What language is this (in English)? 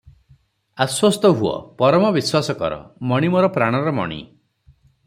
Odia